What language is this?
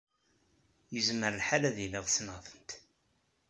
Kabyle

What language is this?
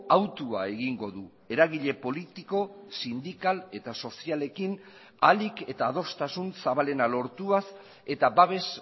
Basque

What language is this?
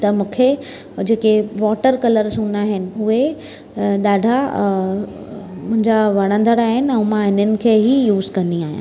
Sindhi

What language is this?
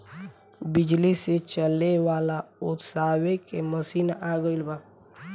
Bhojpuri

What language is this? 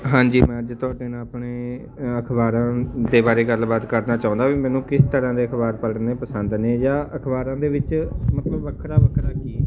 Punjabi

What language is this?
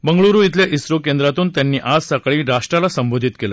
Marathi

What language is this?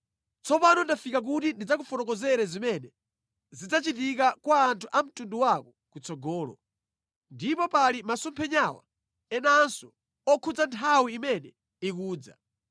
Nyanja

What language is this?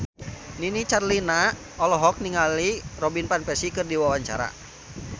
Sundanese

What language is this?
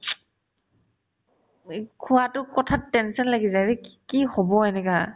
Assamese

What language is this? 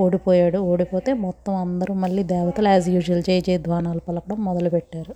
Telugu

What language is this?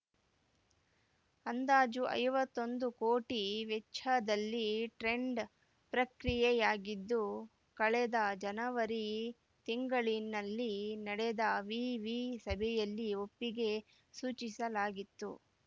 Kannada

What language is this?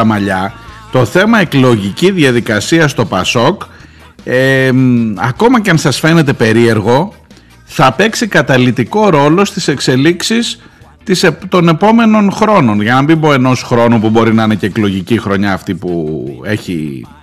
Greek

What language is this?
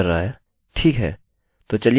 Hindi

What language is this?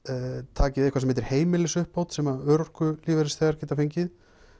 Icelandic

